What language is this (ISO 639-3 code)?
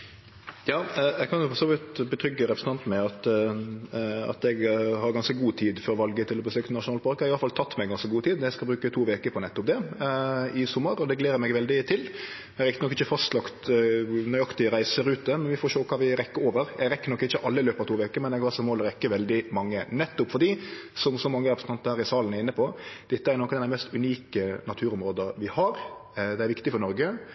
nor